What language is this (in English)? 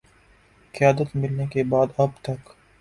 Urdu